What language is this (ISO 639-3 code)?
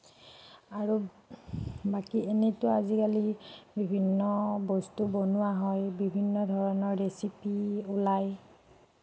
asm